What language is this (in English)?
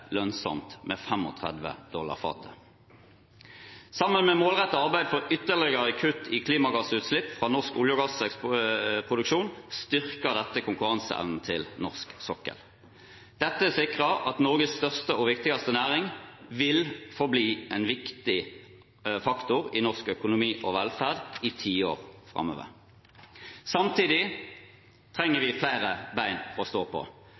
Norwegian Bokmål